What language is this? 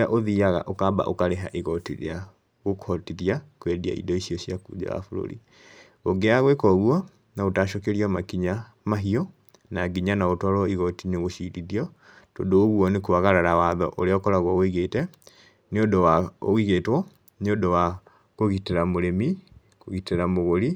Kikuyu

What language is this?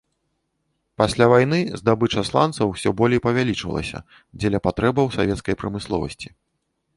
Belarusian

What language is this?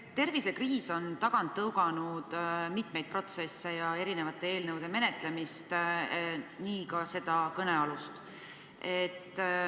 Estonian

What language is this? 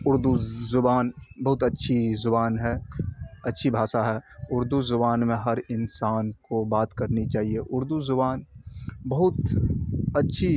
Urdu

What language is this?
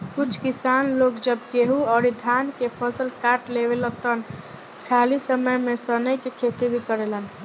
Bhojpuri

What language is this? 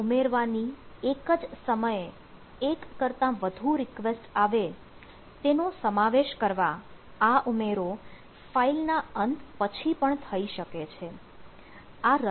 Gujarati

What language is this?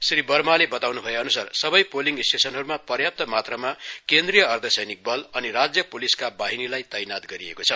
Nepali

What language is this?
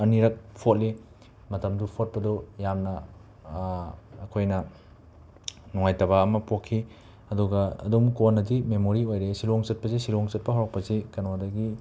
Manipuri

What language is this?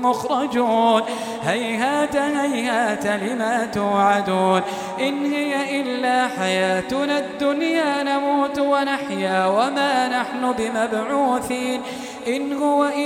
Arabic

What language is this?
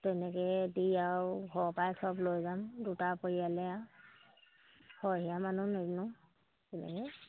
Assamese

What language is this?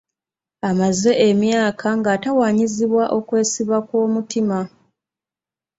Ganda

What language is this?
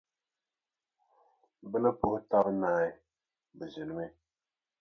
Dagbani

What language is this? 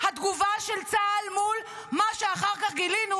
Hebrew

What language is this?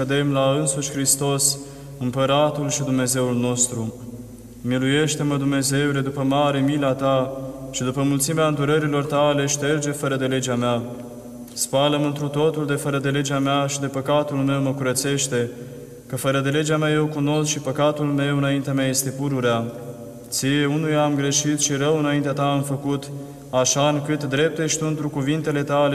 Romanian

